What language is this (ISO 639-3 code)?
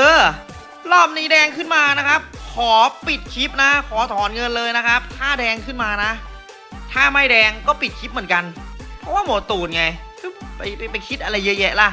tha